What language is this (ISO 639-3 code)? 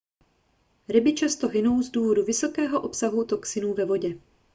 ces